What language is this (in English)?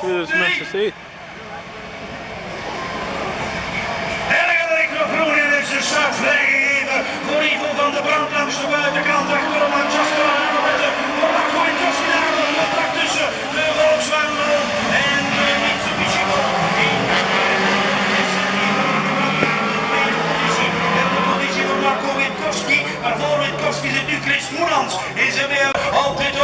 Dutch